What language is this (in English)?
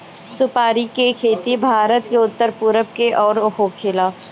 Bhojpuri